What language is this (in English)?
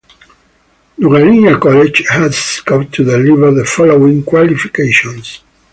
English